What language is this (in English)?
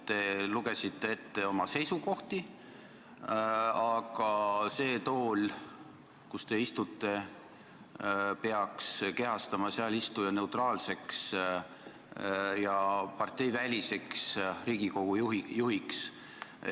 Estonian